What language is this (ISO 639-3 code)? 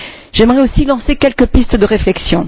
fra